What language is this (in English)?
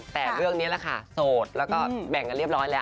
Thai